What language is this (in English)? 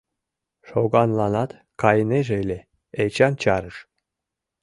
Mari